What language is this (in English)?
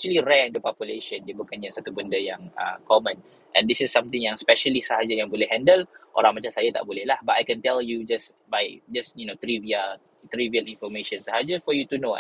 Malay